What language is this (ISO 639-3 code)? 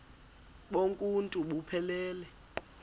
xho